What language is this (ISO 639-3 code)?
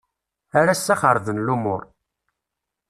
kab